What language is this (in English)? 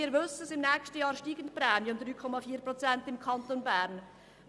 Swiss German